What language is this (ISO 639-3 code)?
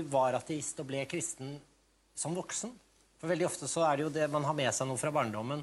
swe